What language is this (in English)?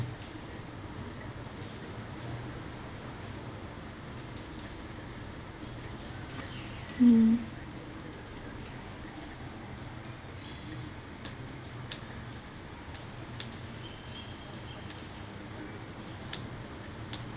English